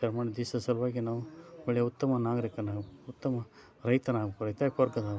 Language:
Kannada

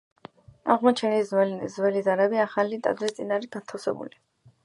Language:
Georgian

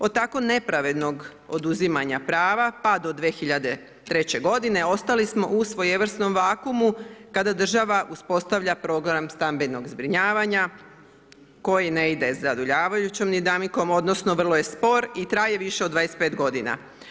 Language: Croatian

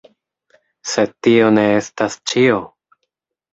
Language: Esperanto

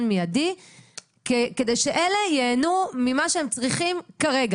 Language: Hebrew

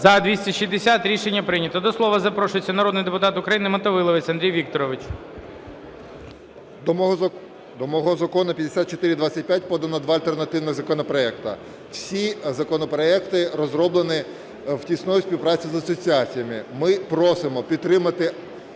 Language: Ukrainian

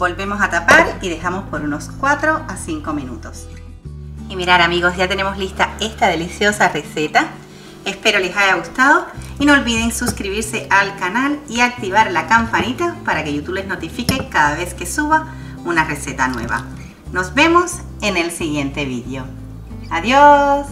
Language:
Spanish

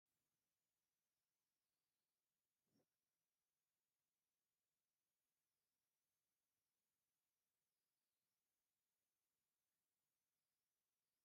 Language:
Tigrinya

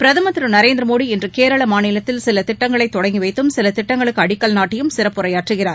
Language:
Tamil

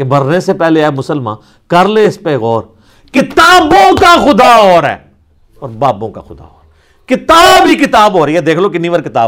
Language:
Urdu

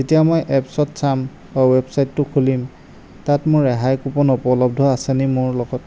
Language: Assamese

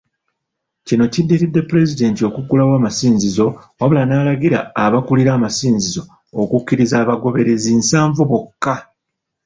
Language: Ganda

